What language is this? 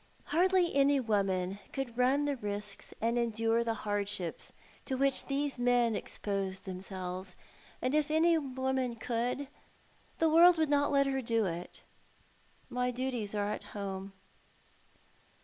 English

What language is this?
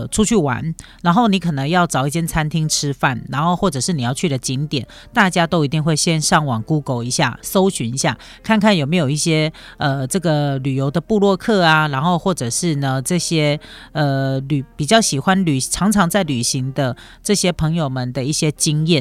Chinese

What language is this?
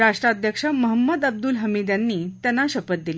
Marathi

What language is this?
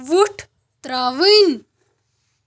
Kashmiri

